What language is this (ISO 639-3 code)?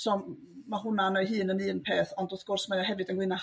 cym